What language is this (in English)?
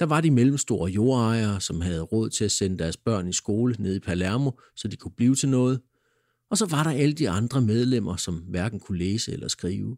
Danish